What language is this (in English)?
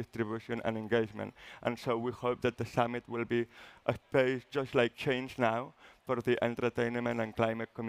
English